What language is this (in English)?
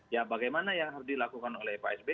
Indonesian